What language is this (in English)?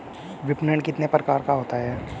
Hindi